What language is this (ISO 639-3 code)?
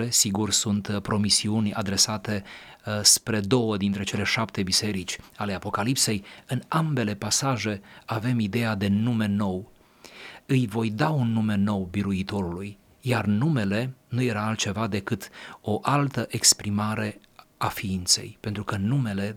ron